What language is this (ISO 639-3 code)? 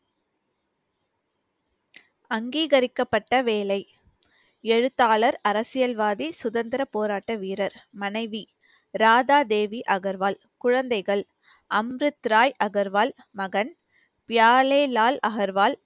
tam